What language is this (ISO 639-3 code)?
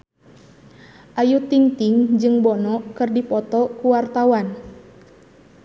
sun